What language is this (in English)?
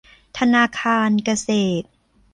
Thai